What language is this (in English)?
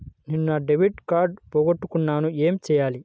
Telugu